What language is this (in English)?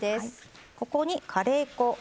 Japanese